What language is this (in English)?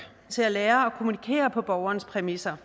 Danish